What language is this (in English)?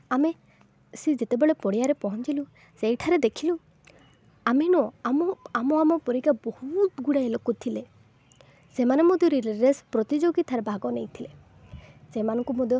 Odia